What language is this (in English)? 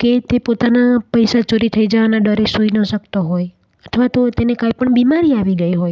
Hindi